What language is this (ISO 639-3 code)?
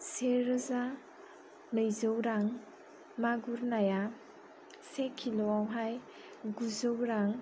brx